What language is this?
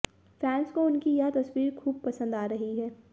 Hindi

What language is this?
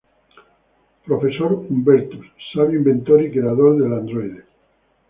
Spanish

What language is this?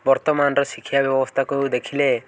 Odia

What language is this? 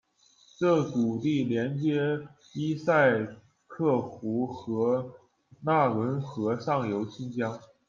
Chinese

